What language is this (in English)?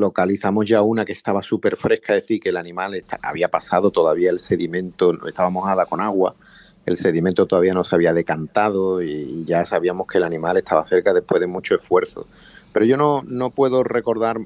Spanish